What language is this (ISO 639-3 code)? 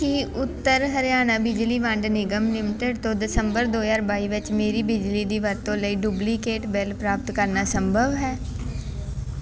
pan